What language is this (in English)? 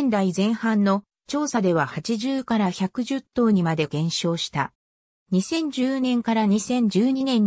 Japanese